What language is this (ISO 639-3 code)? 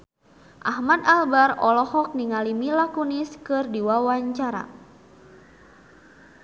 sun